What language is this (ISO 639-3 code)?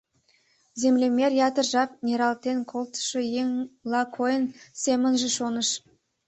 chm